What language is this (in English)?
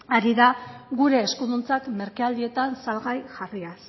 Basque